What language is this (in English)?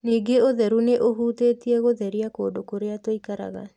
Kikuyu